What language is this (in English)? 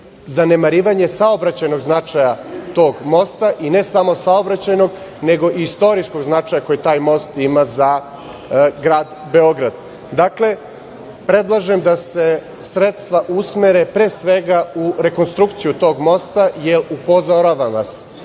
Serbian